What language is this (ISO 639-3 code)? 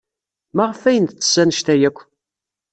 kab